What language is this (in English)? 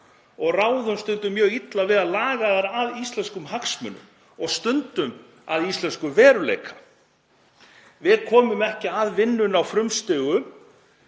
Icelandic